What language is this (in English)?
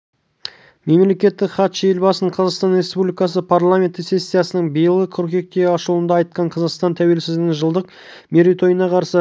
Kazakh